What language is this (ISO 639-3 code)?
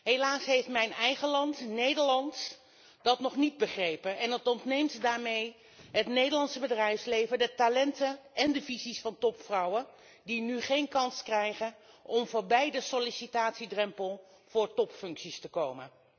nld